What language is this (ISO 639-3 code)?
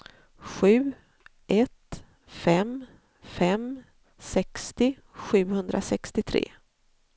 swe